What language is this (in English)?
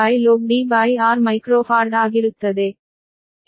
Kannada